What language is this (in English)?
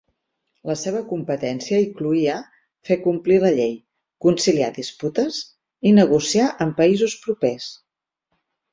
Catalan